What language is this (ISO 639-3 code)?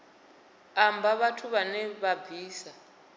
ven